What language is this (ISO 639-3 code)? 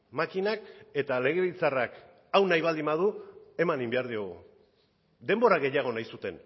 eus